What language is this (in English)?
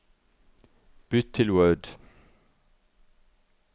Norwegian